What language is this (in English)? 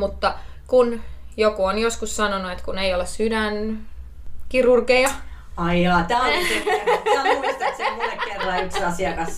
Finnish